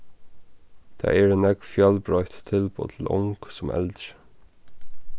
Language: Faroese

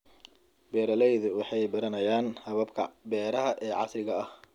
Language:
Somali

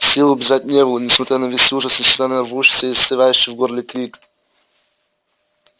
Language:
Russian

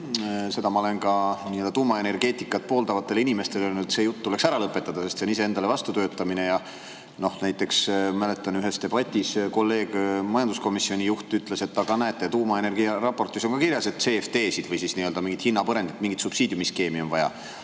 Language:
Estonian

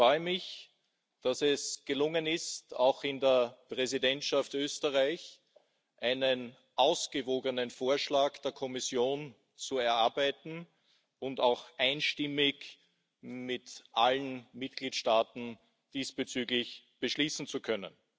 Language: German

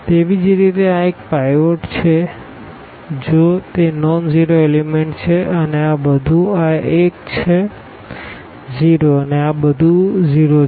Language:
Gujarati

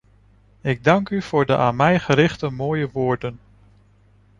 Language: Dutch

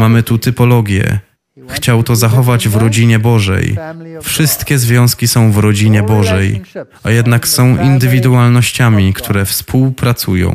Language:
Polish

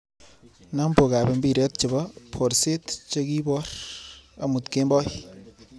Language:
Kalenjin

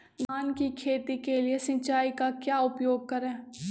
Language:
Magahi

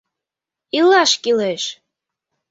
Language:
Mari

